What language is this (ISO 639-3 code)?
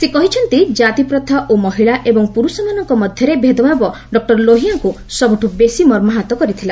ori